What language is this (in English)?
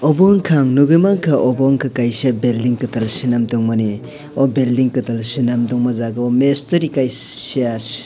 Kok Borok